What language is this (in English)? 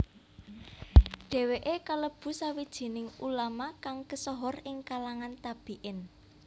Javanese